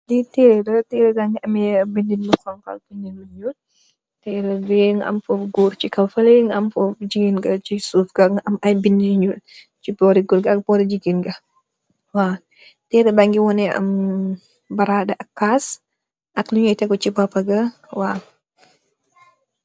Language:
Wolof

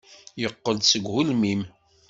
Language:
Kabyle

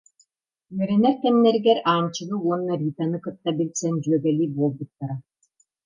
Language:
Yakut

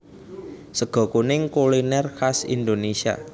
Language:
Javanese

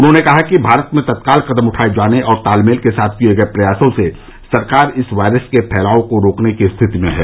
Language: Hindi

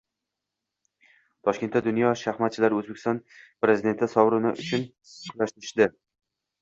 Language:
Uzbek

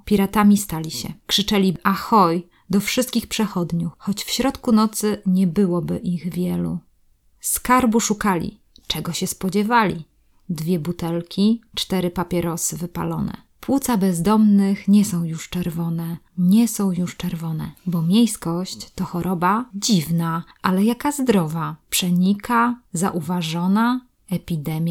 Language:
Polish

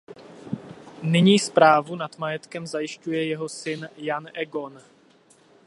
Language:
Czech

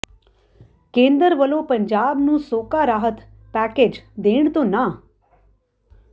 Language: Punjabi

